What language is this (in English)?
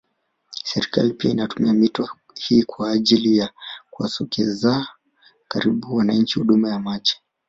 Swahili